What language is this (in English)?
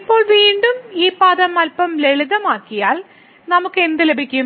Malayalam